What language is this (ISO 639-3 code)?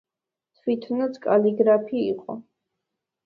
kat